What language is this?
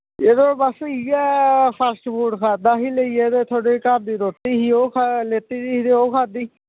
Dogri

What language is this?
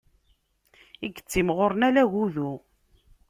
Kabyle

